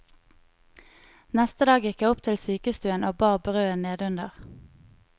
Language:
Norwegian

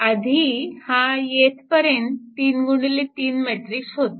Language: Marathi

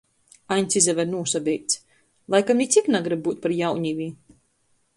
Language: Latgalian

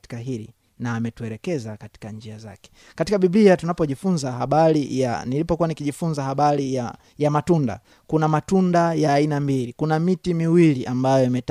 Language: Swahili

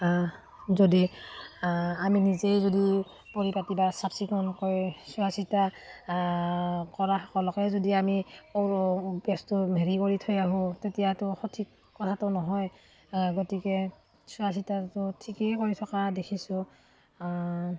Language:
Assamese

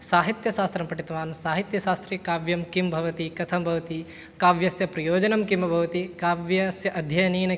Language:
Sanskrit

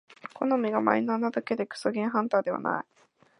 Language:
Japanese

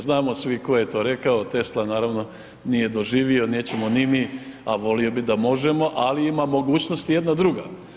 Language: Croatian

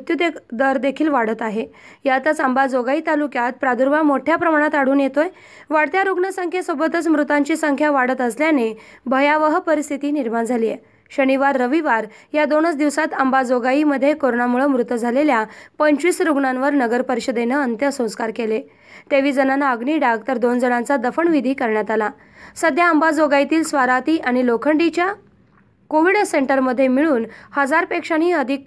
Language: Romanian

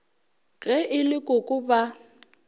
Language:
Northern Sotho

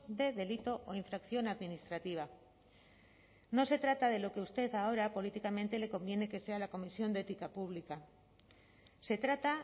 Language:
Spanish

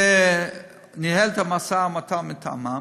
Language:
Hebrew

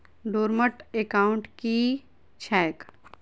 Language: Maithili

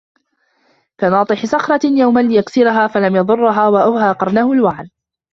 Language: Arabic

